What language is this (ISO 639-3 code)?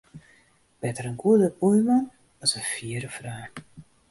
fry